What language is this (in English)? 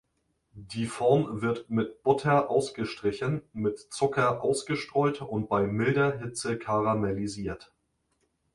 German